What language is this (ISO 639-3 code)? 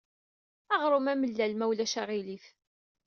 kab